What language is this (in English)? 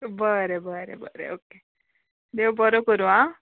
Konkani